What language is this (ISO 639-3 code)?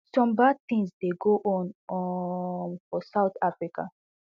pcm